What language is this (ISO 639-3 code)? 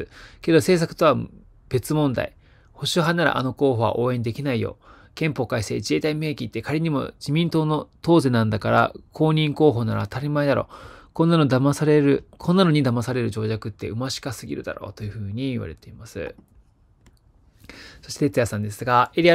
jpn